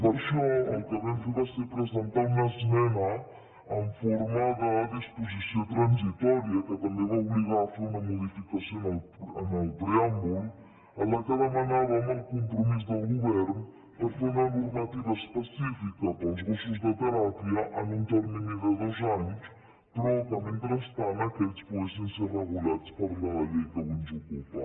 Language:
Catalan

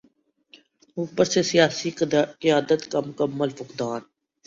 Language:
Urdu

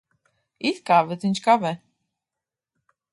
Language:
Latvian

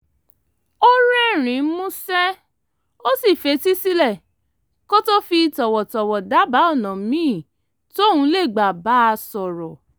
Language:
Yoruba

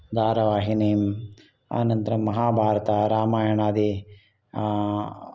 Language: Sanskrit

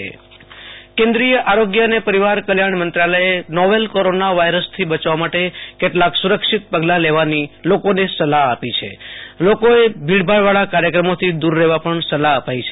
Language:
Gujarati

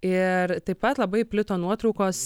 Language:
Lithuanian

